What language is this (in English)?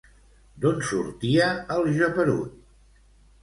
Catalan